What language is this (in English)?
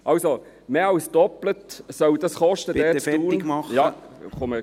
Swiss German